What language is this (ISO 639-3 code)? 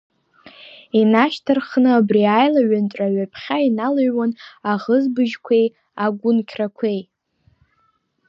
abk